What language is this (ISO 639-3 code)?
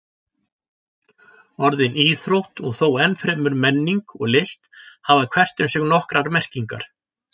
isl